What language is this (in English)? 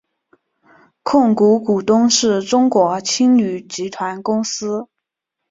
Chinese